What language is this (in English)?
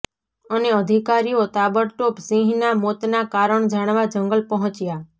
Gujarati